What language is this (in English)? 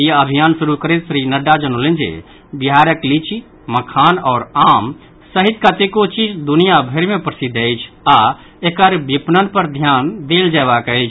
Maithili